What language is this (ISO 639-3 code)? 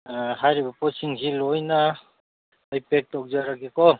mni